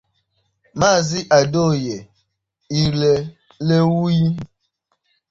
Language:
Igbo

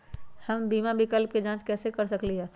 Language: Magahi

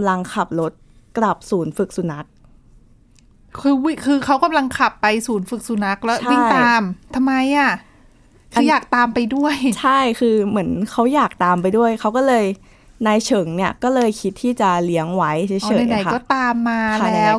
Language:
Thai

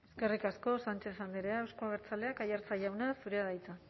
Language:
Basque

